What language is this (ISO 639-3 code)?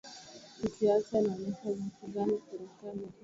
swa